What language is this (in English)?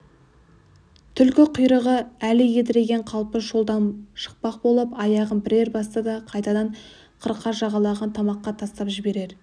Kazakh